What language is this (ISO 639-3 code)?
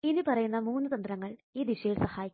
mal